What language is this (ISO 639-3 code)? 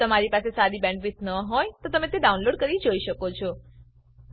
guj